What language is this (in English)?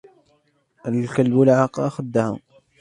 Arabic